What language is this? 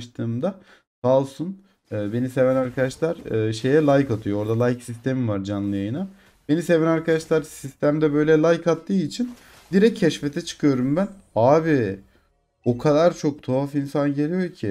Turkish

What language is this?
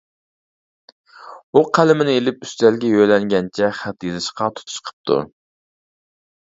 Uyghur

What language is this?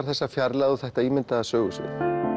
Icelandic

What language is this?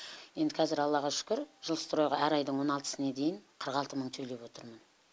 Kazakh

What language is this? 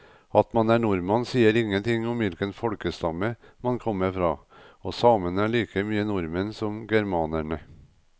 Norwegian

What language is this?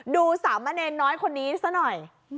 Thai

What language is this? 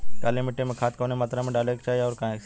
Bhojpuri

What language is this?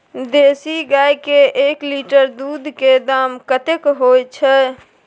Maithili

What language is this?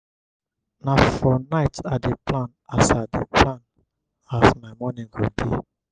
Nigerian Pidgin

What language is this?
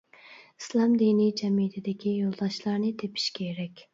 Uyghur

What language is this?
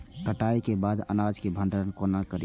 Maithili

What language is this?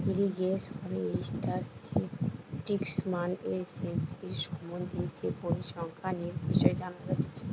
Bangla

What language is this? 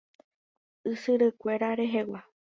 Guarani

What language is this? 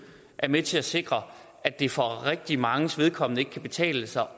Danish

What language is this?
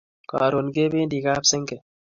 Kalenjin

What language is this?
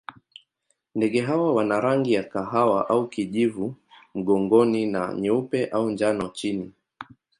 Swahili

